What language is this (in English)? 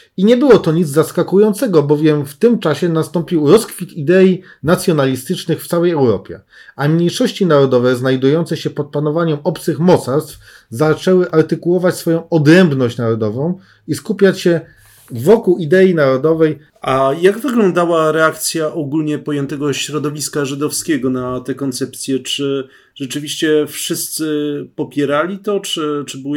Polish